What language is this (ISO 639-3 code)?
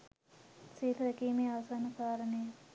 sin